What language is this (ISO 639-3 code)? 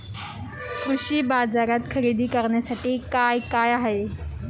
mar